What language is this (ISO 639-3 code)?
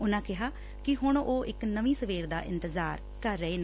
pan